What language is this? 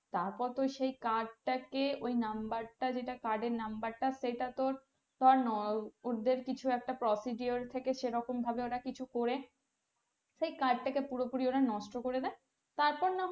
Bangla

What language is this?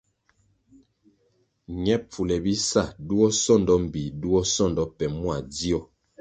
Kwasio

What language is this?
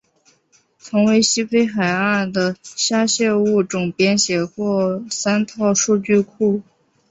Chinese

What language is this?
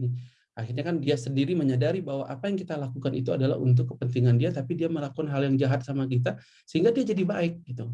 Indonesian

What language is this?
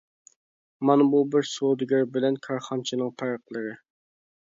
Uyghur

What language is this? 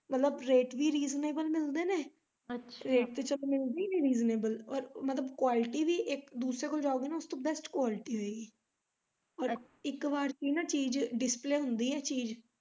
Punjabi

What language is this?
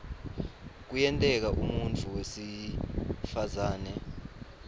Swati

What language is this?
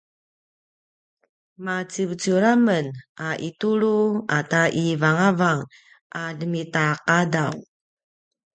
Paiwan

